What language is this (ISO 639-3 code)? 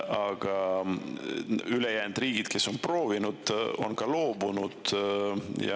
est